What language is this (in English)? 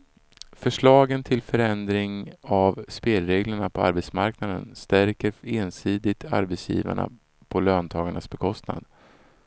Swedish